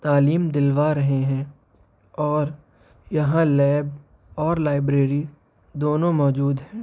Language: Urdu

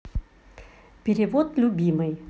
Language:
Russian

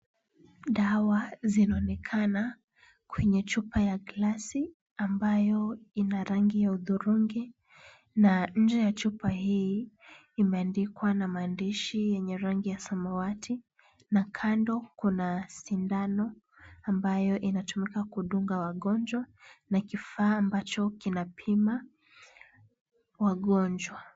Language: Swahili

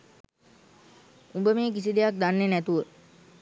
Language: Sinhala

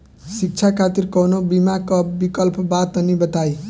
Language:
Bhojpuri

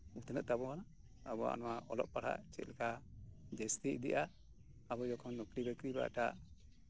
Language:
Santali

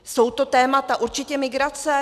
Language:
Czech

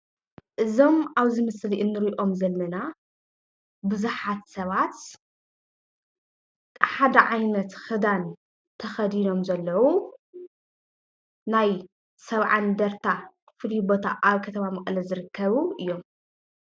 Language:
Tigrinya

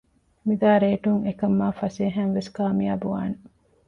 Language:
Divehi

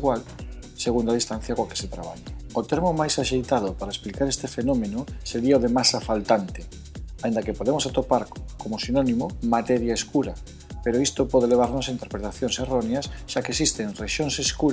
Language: Galician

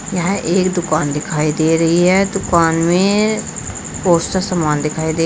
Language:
Hindi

